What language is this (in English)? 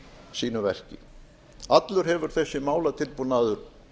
Icelandic